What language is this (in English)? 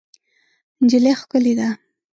Pashto